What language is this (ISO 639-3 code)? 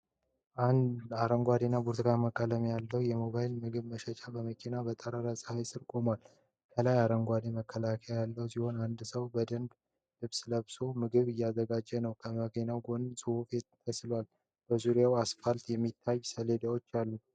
amh